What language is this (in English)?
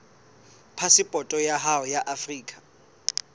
Southern Sotho